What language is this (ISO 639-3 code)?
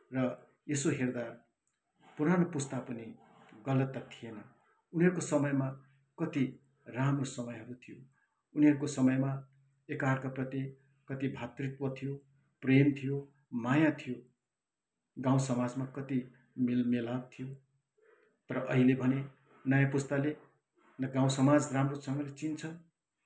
nep